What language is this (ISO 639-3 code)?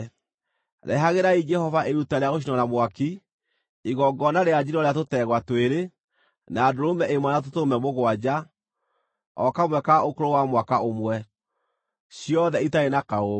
kik